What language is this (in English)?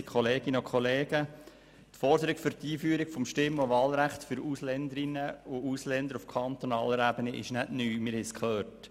Swiss German